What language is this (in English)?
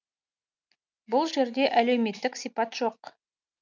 Kazakh